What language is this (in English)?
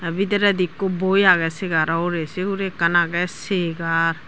Chakma